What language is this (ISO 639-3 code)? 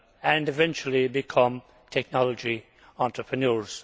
eng